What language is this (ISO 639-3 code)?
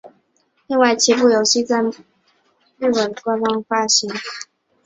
zho